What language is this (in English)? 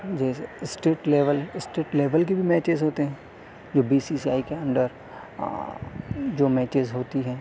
Urdu